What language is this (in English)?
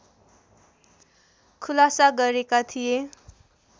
Nepali